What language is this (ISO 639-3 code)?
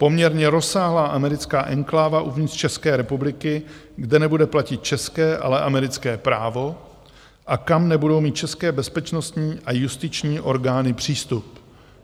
ces